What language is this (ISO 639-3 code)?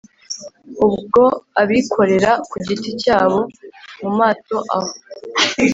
kin